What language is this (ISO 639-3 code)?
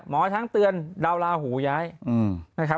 tha